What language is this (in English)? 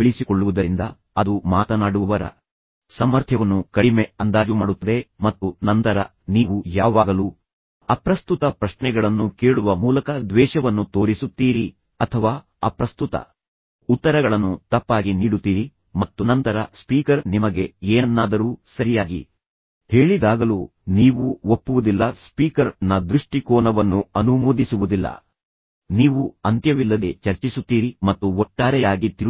Kannada